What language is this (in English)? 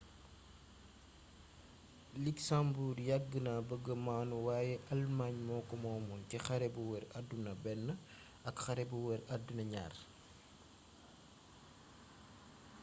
Wolof